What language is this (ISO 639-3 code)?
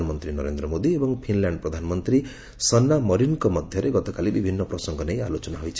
ori